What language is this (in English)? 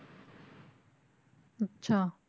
Punjabi